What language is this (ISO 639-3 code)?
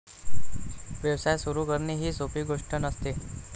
mar